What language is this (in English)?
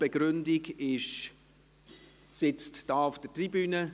Swiss German